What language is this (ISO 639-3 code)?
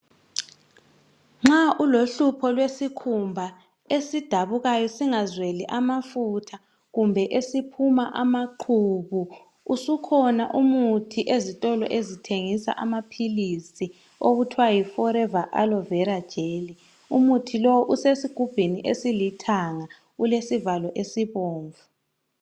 nde